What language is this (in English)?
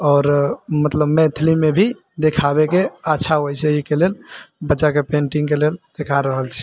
Maithili